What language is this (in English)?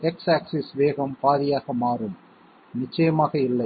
Tamil